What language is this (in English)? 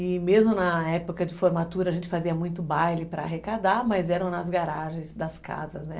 Portuguese